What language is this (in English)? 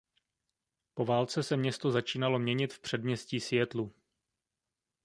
Czech